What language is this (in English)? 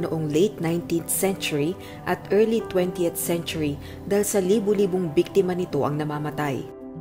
Filipino